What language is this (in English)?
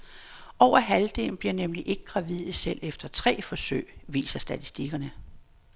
Danish